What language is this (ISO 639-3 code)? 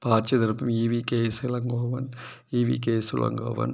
tam